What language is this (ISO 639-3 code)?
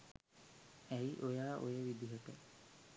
sin